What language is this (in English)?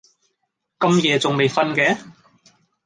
Cantonese